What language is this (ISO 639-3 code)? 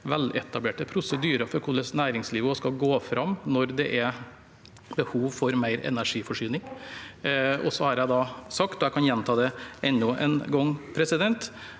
nor